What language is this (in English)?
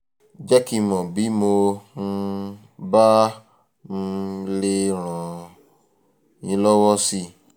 Yoruba